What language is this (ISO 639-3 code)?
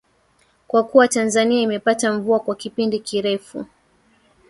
swa